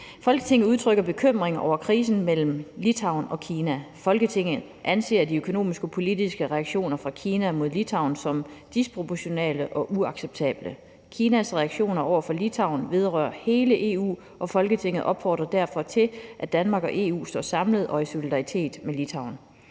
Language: Danish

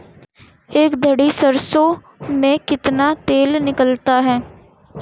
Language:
Hindi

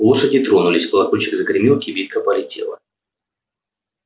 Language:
Russian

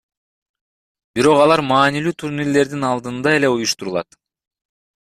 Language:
Kyrgyz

